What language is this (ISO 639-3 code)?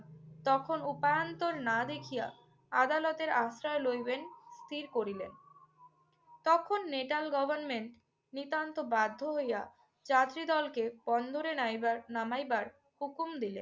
ben